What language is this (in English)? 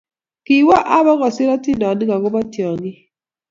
Kalenjin